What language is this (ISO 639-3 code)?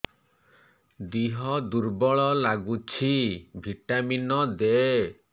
ori